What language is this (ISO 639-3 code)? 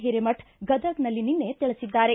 kan